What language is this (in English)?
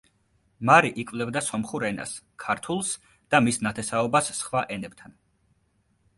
Georgian